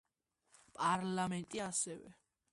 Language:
Georgian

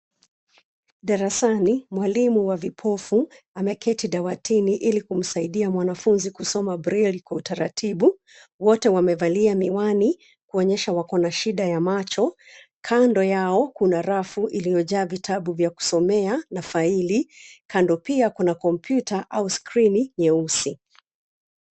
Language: Swahili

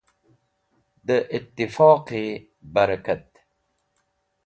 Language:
Wakhi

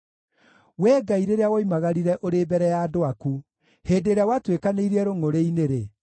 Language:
Kikuyu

